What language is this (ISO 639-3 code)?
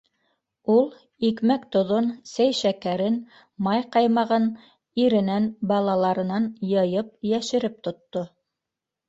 bak